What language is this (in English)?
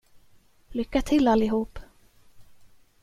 Swedish